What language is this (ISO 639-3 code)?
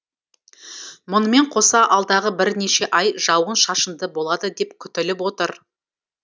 kaz